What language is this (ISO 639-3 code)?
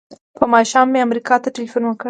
pus